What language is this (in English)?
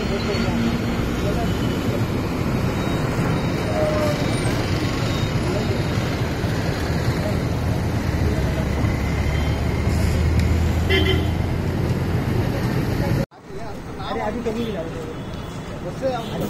Hindi